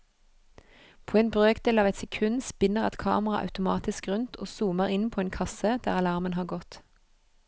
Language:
Norwegian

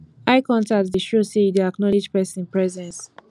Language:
Nigerian Pidgin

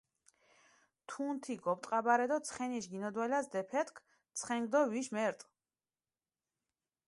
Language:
Mingrelian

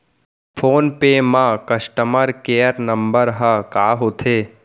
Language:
Chhattisgarhi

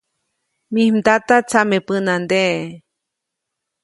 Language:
Copainalá Zoque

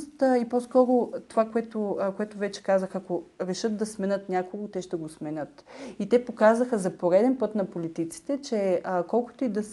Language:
Bulgarian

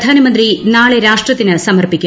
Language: Malayalam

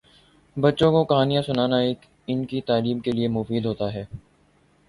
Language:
Urdu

